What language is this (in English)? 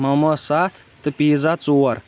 Kashmiri